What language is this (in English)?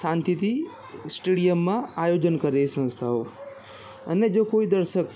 Gujarati